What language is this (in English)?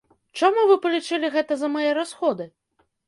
Belarusian